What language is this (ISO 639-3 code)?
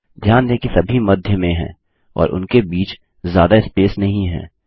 hin